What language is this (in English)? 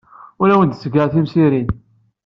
Kabyle